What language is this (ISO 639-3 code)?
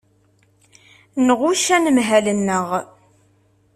kab